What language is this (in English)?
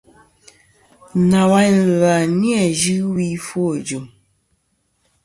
Kom